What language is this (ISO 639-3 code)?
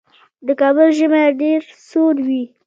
pus